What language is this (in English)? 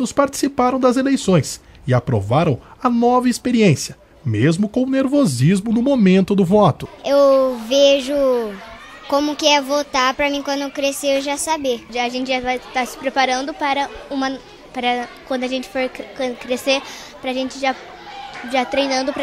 Portuguese